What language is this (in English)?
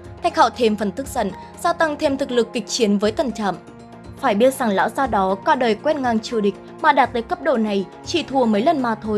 Vietnamese